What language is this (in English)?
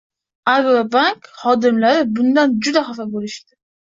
Uzbek